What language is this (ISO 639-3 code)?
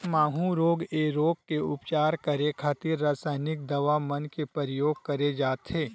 hne